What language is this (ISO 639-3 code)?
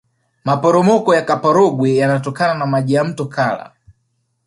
swa